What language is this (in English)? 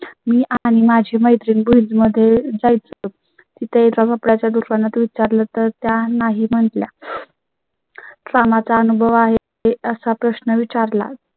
Marathi